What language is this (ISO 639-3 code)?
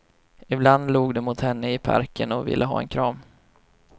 swe